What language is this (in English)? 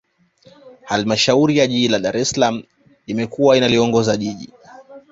Swahili